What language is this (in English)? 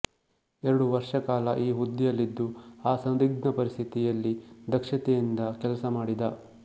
Kannada